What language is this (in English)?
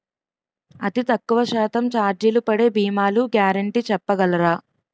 Telugu